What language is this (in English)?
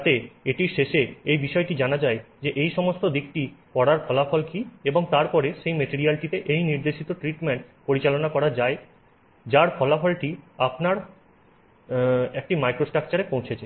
Bangla